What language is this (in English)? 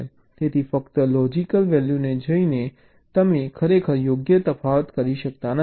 Gujarati